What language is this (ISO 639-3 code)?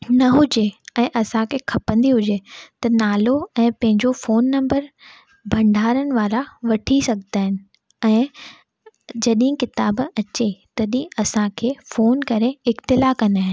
snd